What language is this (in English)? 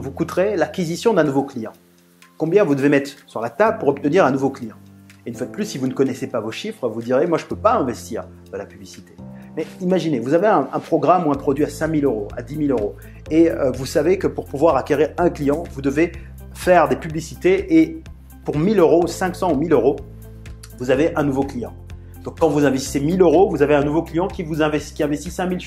French